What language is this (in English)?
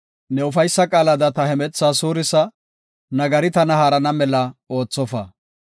Gofa